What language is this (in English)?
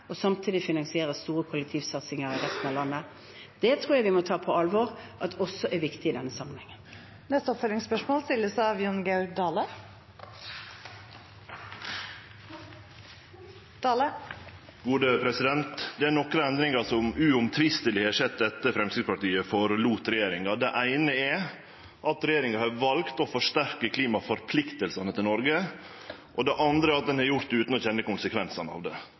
Norwegian